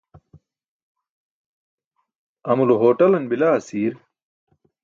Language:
Burushaski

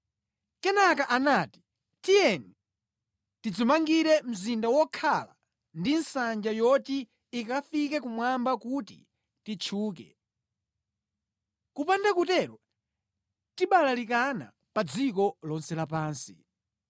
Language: Nyanja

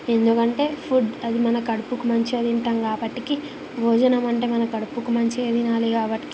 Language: Telugu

